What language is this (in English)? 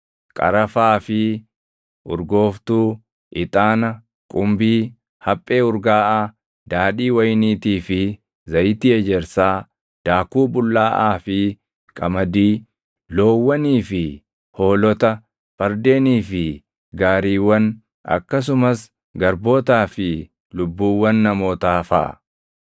Oromo